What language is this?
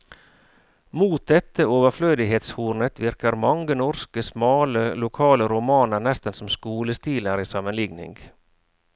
Norwegian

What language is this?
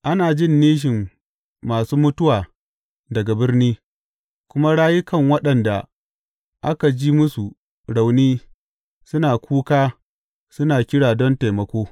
Hausa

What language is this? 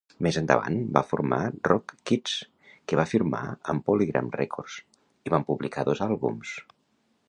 Catalan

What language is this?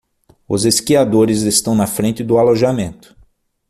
Portuguese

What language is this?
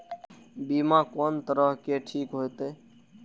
Maithili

